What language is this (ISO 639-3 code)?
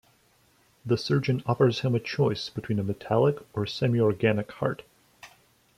eng